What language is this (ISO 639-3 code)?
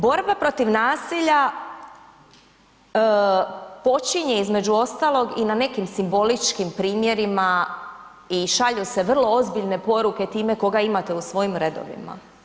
hrv